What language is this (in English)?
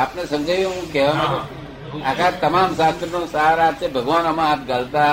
Gujarati